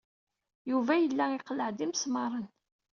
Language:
Kabyle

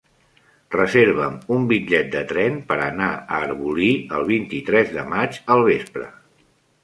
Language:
Catalan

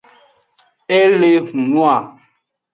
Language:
Aja (Benin)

